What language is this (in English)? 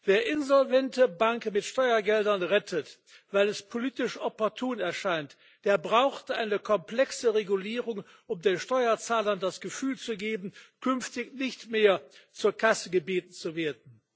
German